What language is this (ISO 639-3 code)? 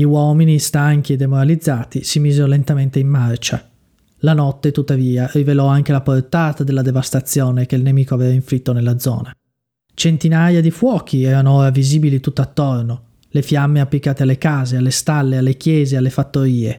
ita